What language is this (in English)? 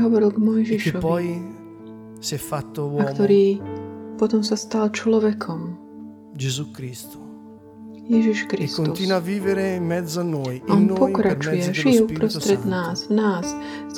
Slovak